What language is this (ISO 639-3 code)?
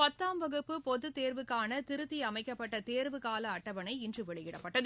tam